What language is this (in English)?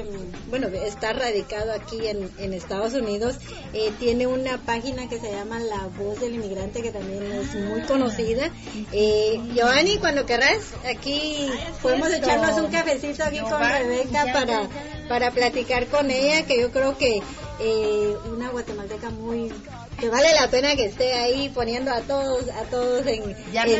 Spanish